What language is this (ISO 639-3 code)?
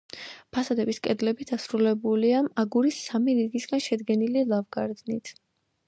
kat